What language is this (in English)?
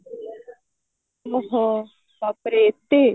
Odia